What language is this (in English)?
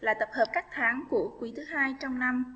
Vietnamese